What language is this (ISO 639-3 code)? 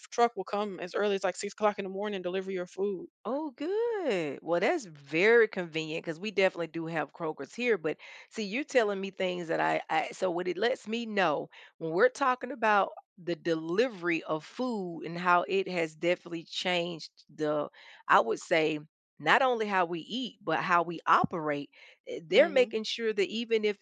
eng